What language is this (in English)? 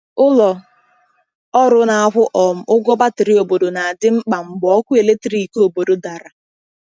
Igbo